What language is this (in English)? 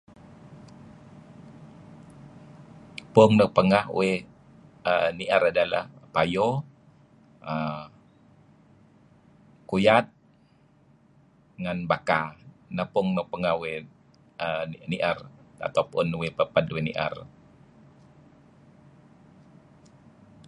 Kelabit